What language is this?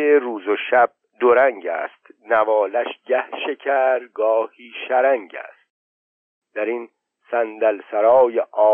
Persian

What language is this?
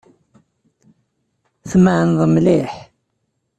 Kabyle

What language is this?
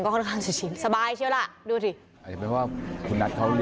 Thai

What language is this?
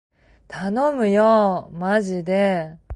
Japanese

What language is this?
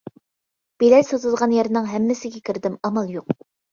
Uyghur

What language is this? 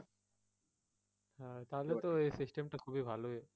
Bangla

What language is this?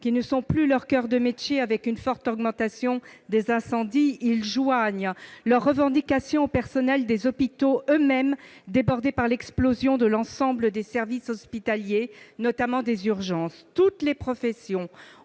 French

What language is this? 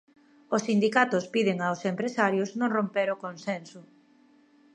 Galician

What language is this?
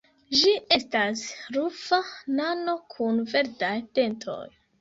Esperanto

